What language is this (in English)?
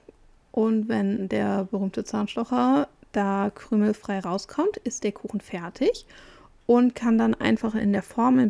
German